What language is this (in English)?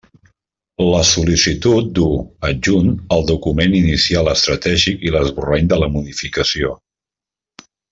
Catalan